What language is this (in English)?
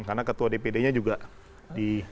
Indonesian